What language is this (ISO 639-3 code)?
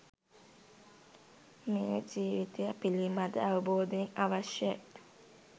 sin